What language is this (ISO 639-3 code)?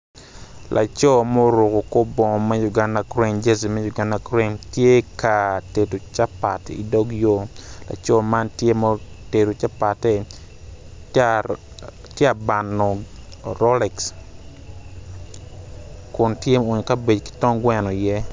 ach